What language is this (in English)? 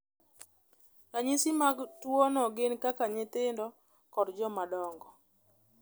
Luo (Kenya and Tanzania)